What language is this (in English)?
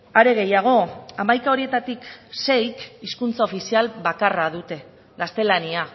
Basque